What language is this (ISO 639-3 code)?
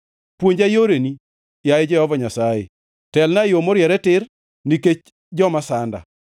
luo